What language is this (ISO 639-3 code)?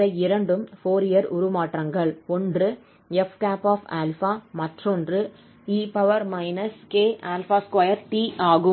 tam